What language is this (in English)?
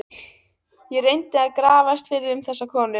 Icelandic